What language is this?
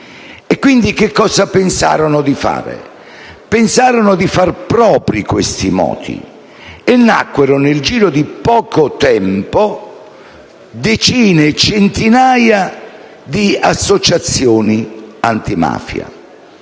Italian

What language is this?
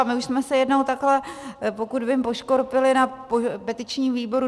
Czech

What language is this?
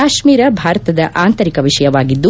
Kannada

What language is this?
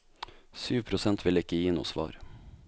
Norwegian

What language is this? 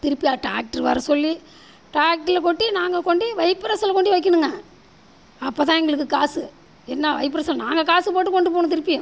Tamil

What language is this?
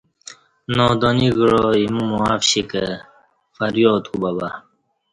Kati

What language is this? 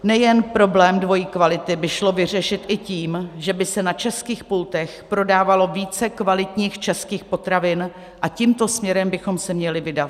Czech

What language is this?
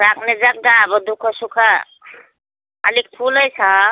Nepali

